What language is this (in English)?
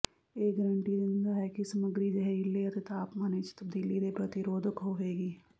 Punjabi